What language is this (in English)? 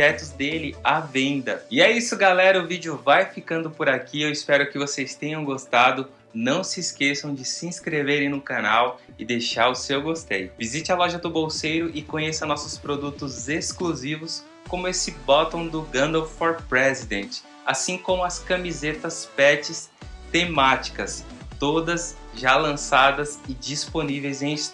Portuguese